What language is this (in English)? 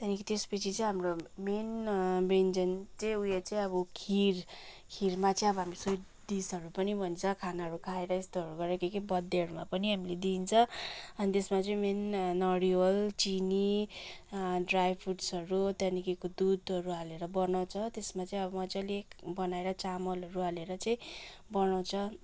Nepali